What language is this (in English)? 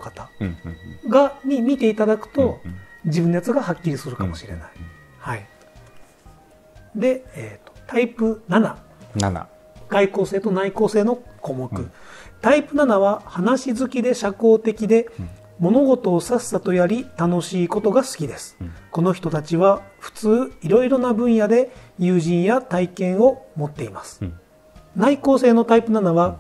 Japanese